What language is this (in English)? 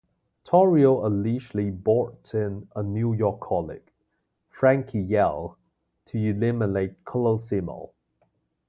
English